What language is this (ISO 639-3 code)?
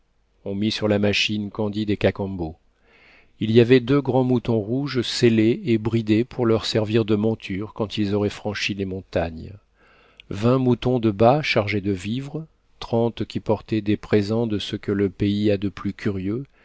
fra